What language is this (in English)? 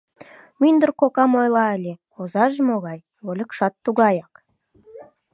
Mari